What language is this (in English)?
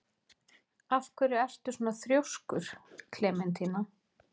Icelandic